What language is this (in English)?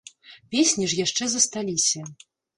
Belarusian